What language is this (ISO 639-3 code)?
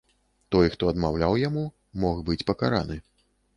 bel